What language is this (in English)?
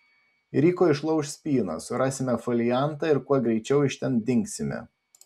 Lithuanian